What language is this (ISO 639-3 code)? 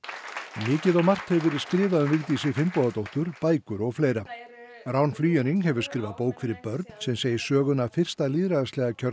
isl